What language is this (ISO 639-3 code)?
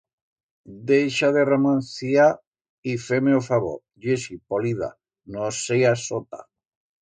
arg